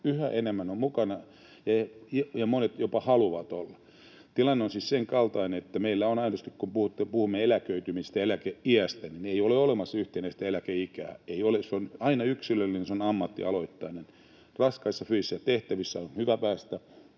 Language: Finnish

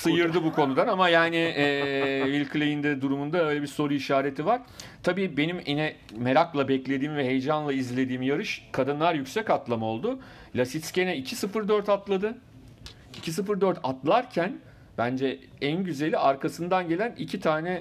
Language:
Turkish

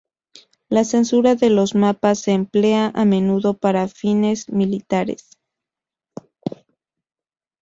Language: Spanish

